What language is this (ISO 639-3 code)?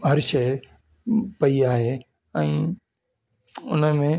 snd